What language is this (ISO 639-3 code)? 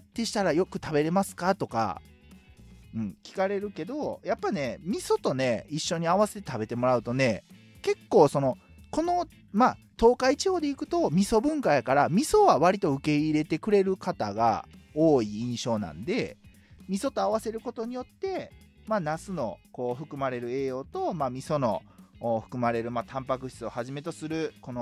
jpn